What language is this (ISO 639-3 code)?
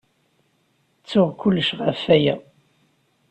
kab